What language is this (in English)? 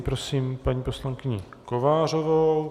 Czech